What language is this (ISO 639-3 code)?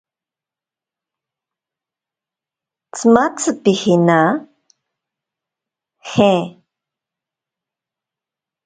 prq